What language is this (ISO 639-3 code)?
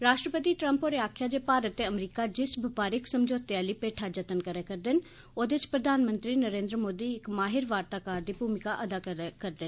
doi